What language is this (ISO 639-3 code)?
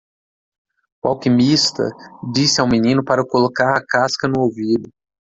por